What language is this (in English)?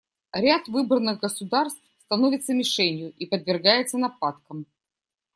Russian